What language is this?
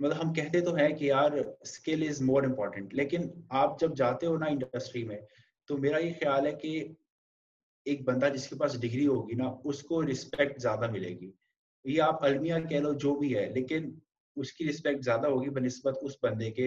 Urdu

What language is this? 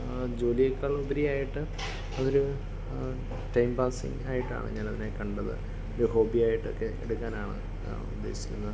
Malayalam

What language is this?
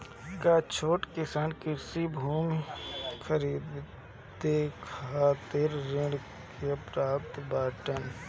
Bhojpuri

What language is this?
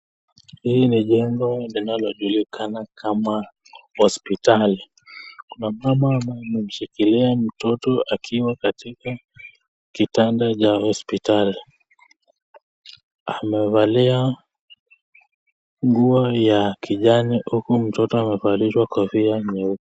Swahili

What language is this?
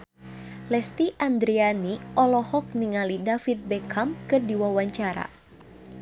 Sundanese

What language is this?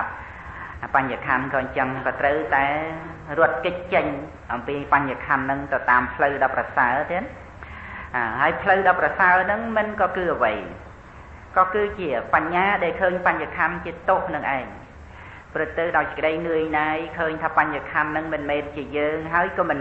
Thai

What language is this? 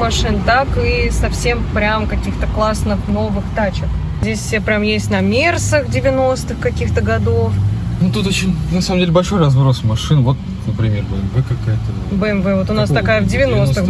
Russian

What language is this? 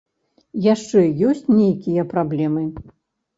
Belarusian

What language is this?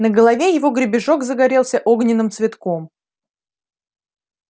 Russian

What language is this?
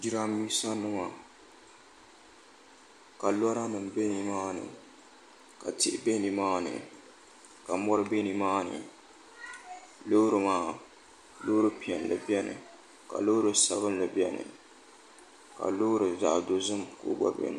Dagbani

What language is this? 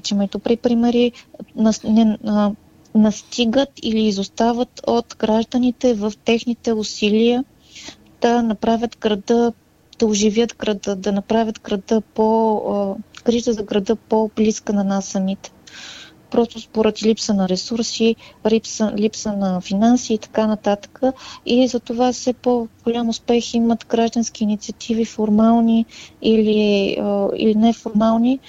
Bulgarian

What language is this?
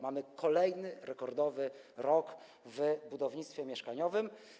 Polish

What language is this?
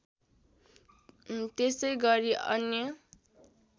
Nepali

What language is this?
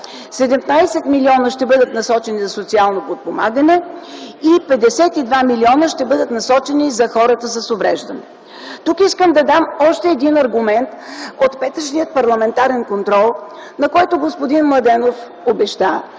Bulgarian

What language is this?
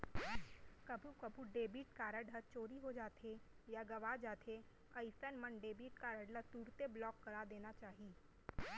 Chhattisgarhi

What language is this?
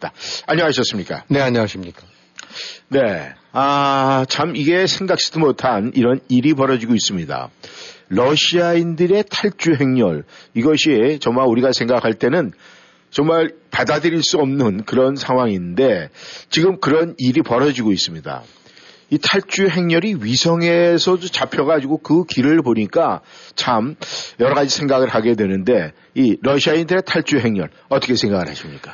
Korean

